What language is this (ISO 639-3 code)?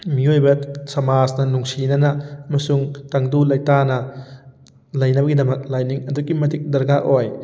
mni